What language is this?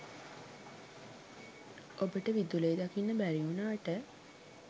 Sinhala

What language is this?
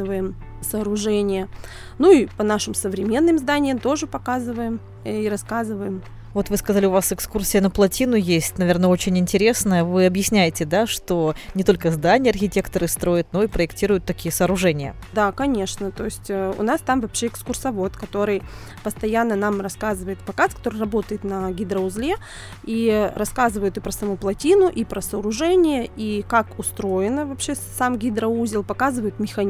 Russian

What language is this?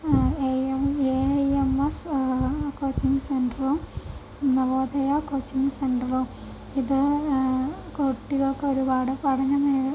Malayalam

